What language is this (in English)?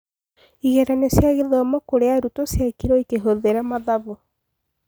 Kikuyu